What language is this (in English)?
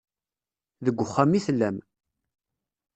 Kabyle